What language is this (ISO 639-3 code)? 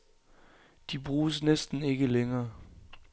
dan